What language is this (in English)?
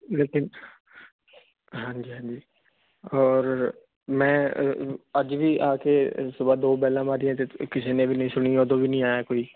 Punjabi